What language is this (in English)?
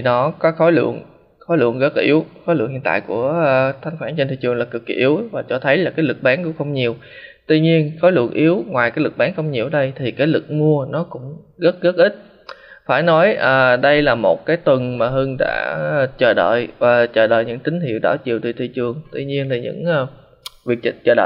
Vietnamese